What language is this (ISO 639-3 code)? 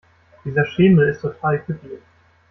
deu